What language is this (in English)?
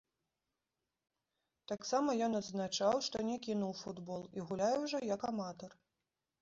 Belarusian